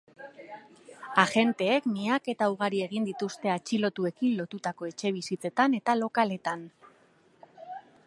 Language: Basque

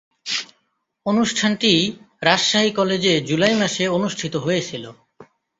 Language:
Bangla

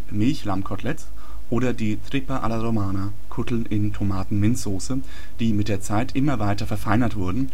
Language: German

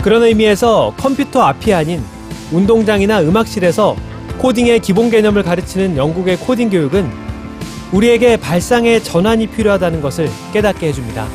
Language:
Korean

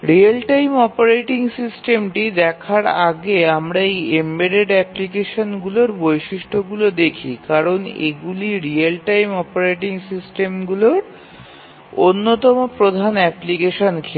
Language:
Bangla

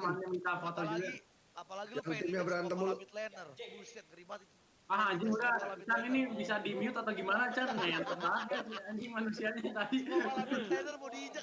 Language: Indonesian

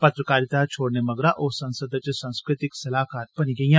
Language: Dogri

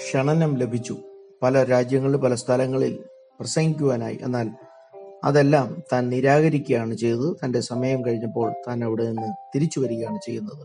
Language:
Malayalam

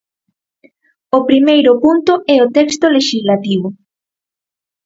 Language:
Galician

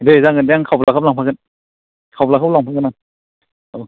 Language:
Bodo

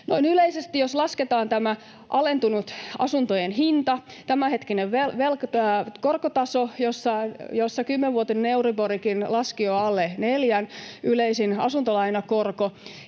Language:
Finnish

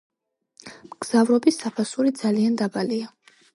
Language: Georgian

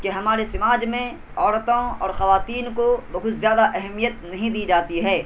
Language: Urdu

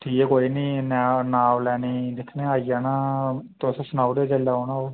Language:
Dogri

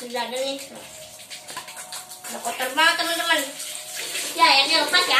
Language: Indonesian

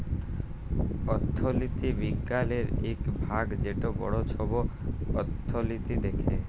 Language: Bangla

